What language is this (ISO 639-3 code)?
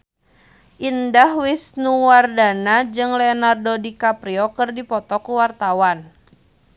sun